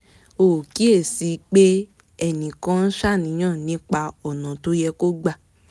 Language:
Yoruba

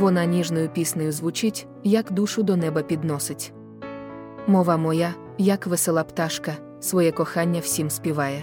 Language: Ukrainian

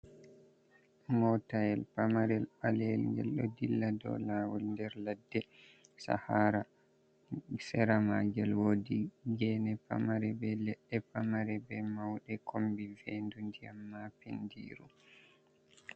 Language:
Fula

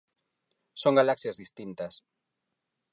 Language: Galician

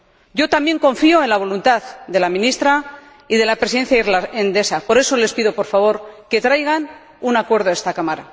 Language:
Spanish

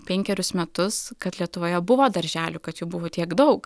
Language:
Lithuanian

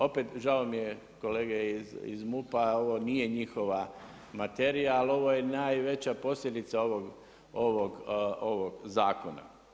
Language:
Croatian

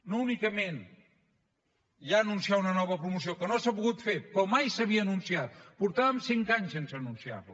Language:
Catalan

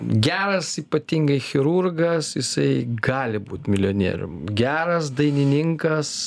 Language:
Lithuanian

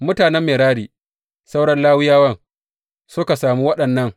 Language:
Hausa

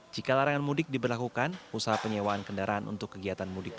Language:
Indonesian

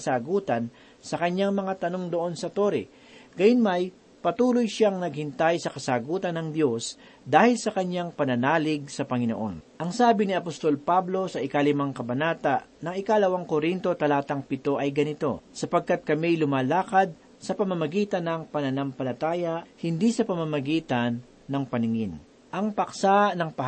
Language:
Filipino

